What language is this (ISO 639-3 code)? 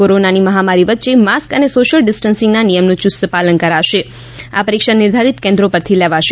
guj